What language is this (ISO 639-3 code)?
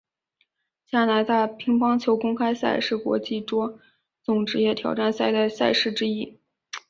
zho